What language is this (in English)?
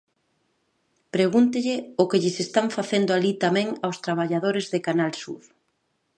Galician